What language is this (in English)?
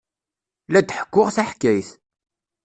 Kabyle